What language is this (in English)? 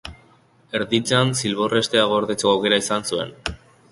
Basque